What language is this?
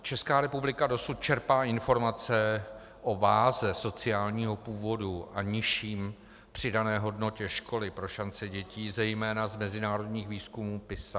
Czech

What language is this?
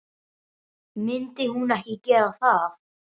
Icelandic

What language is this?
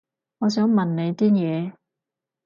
Cantonese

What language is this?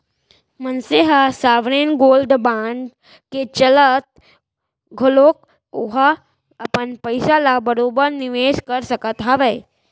Chhattisgarhi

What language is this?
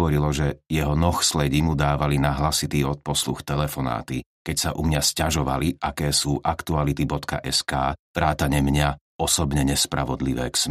Slovak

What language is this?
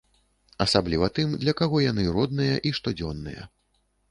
Belarusian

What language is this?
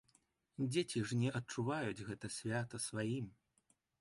Belarusian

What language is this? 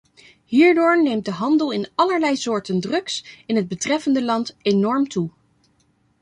Dutch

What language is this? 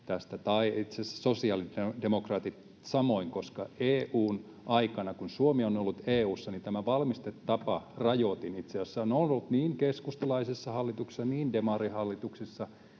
Finnish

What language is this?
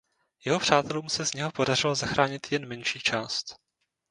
Czech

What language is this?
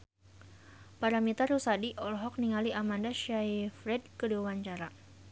Sundanese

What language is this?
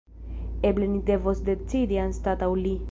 Esperanto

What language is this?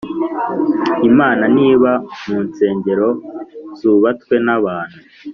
Kinyarwanda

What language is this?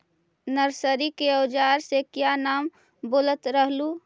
Magahi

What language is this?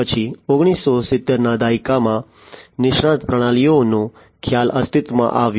Gujarati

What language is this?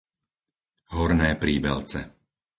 Slovak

